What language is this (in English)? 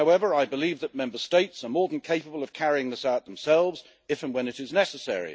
English